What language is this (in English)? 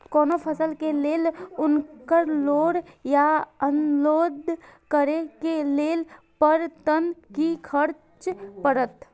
Maithili